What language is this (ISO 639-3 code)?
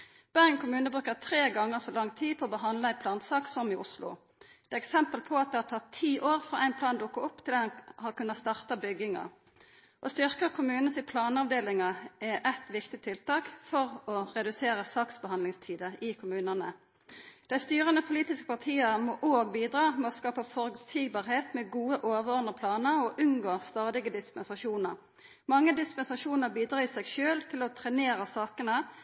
nno